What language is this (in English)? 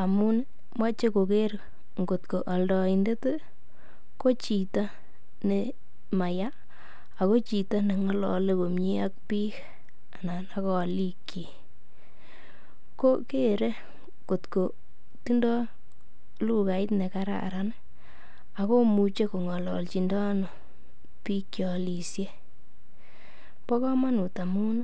Kalenjin